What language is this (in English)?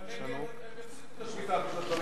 Hebrew